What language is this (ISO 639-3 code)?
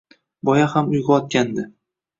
uzb